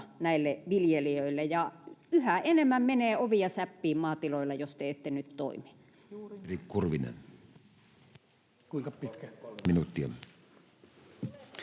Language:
Finnish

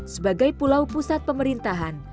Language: Indonesian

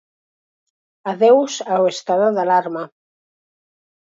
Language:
Galician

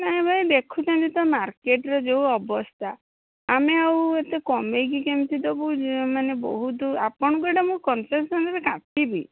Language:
Odia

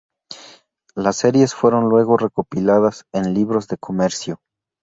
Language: Spanish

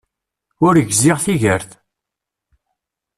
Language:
Kabyle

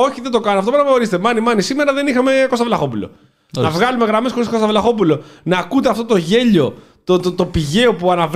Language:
Greek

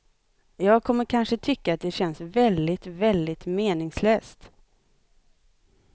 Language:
Swedish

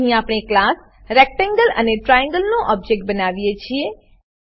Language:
Gujarati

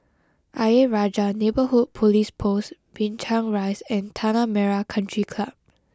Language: English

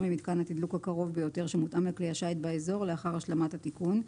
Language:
Hebrew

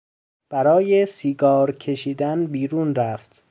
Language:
Persian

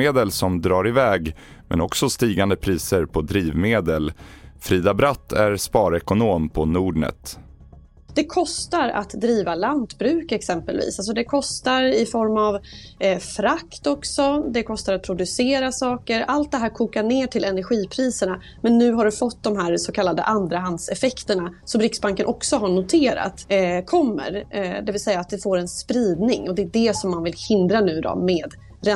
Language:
Swedish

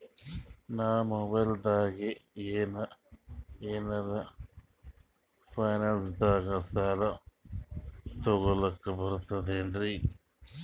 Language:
Kannada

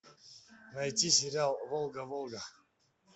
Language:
Russian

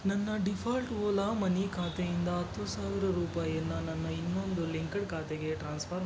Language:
Kannada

